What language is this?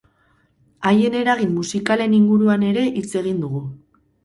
Basque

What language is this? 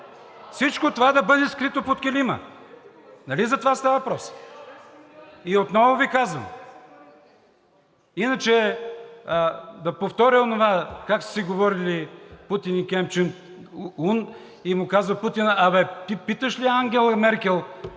Bulgarian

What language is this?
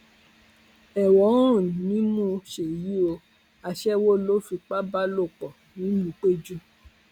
Yoruba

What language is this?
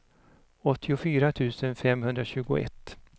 Swedish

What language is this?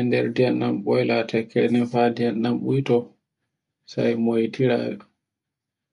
Borgu Fulfulde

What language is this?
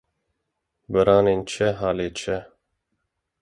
Kurdish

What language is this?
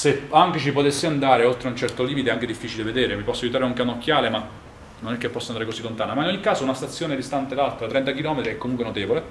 Italian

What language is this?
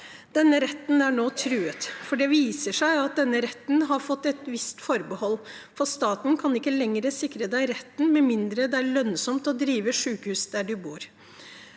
Norwegian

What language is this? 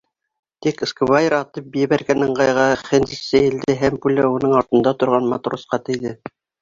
Bashkir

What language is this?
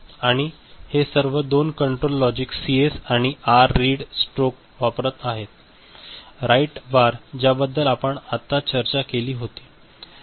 Marathi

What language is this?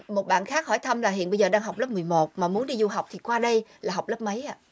Vietnamese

